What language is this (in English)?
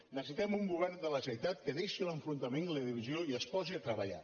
Catalan